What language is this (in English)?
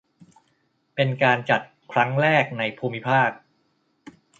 Thai